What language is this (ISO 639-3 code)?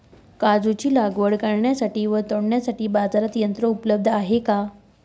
mar